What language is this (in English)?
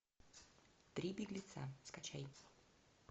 Russian